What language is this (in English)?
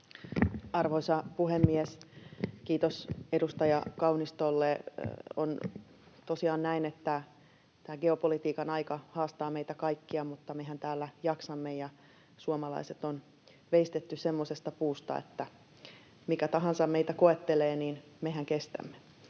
Finnish